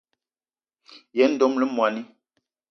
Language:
Eton (Cameroon)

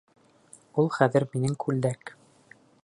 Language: Bashkir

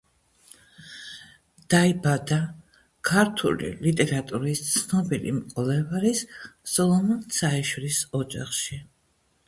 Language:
Georgian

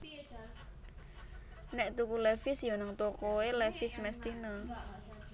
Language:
Javanese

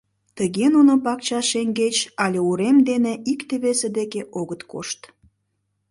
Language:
Mari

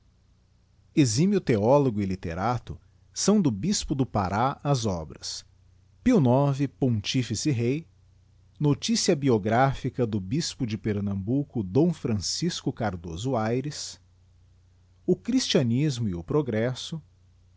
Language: Portuguese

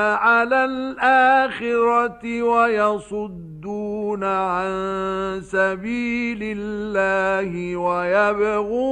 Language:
Arabic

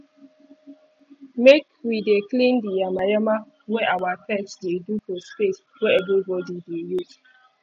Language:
Nigerian Pidgin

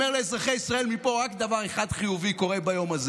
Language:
Hebrew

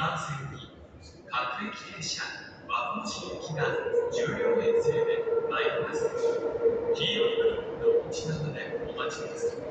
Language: Japanese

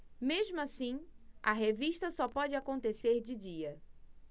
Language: Portuguese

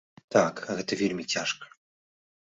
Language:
Belarusian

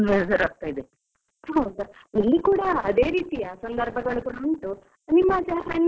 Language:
Kannada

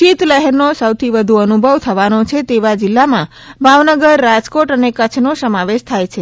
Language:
Gujarati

